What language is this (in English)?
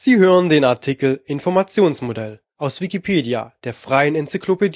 German